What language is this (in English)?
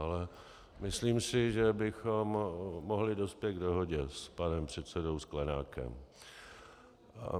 Czech